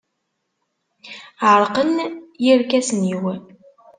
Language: Kabyle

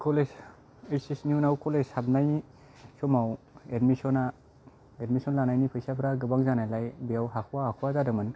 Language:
Bodo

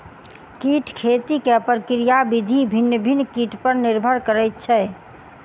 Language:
Maithili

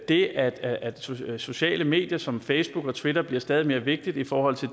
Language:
Danish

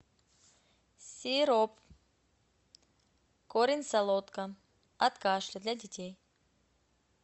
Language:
Russian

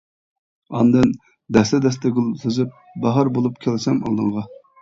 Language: Uyghur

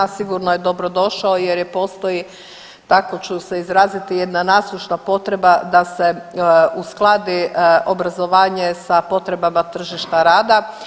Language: Croatian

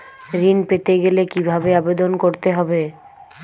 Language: Bangla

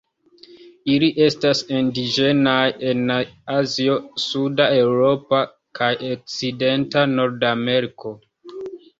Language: Esperanto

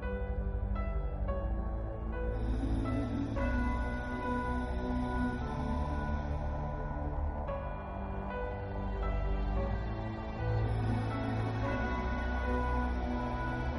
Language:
Korean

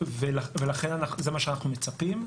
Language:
Hebrew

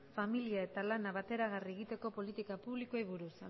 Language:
Basque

